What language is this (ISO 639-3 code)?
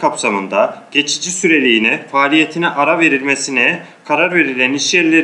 tur